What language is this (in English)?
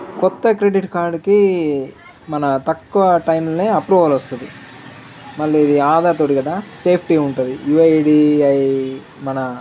Telugu